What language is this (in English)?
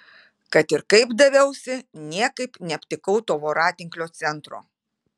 Lithuanian